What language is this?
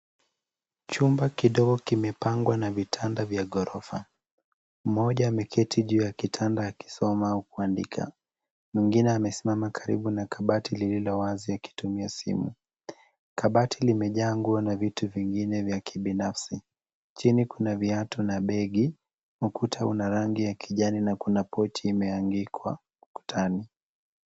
Swahili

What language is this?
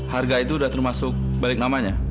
Indonesian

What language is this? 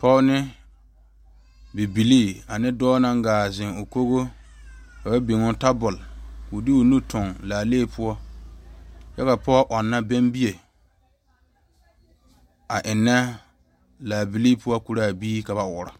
Southern Dagaare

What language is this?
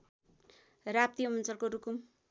Nepali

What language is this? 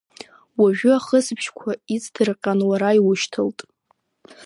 Abkhazian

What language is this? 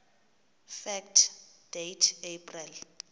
Xhosa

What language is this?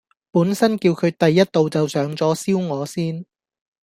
Cantonese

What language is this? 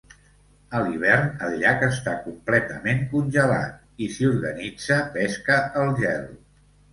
Catalan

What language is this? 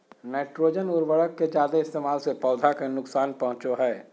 Magahi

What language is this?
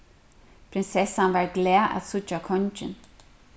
Faroese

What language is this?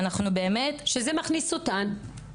Hebrew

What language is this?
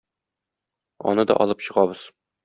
Tatar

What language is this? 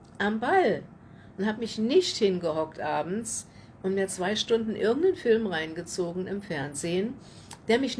German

